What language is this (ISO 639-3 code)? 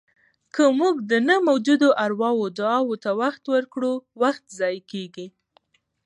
pus